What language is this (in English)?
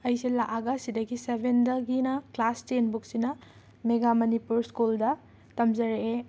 Manipuri